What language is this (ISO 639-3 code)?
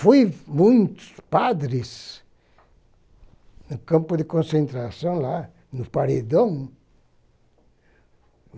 por